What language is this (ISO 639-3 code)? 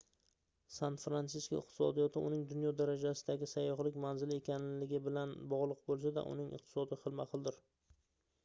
uzb